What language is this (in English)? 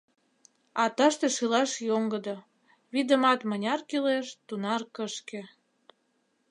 Mari